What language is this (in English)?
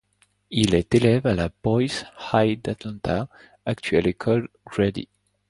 French